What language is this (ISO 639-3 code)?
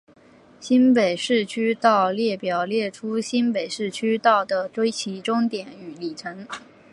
zho